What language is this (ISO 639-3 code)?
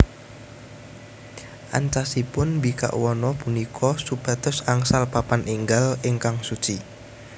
jav